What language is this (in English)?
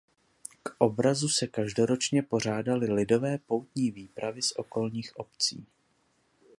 Czech